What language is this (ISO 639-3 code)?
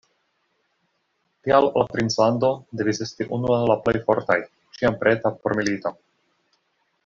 epo